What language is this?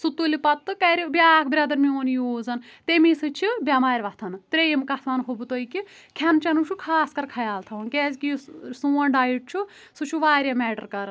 Kashmiri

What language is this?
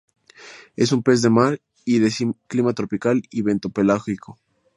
Spanish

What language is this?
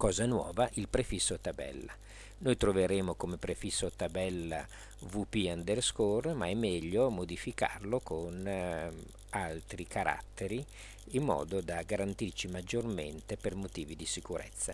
Italian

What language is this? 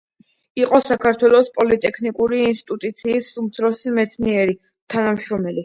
Georgian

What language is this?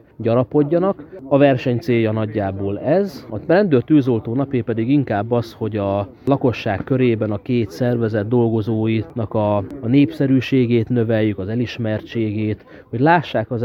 Hungarian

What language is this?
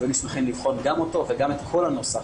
Hebrew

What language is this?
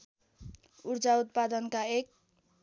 Nepali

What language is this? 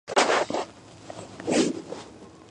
Georgian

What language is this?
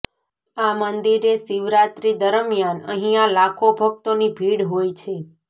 Gujarati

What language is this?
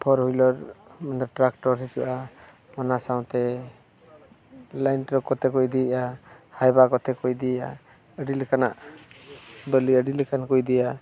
Santali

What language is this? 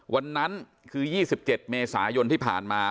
Thai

